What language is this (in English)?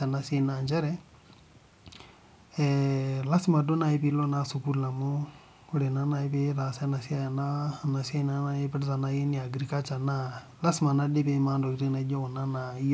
Masai